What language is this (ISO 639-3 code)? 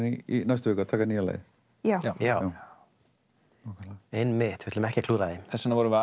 isl